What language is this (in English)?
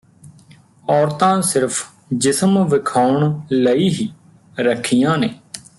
Punjabi